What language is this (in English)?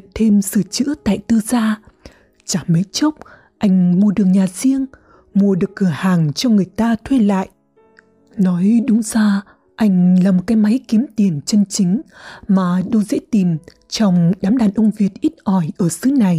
Vietnamese